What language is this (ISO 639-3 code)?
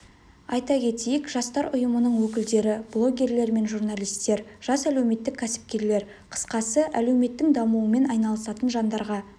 kaz